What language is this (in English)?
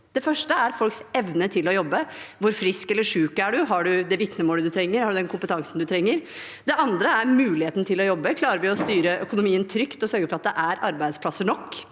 Norwegian